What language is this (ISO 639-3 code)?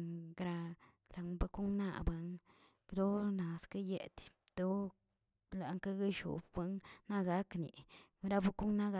zts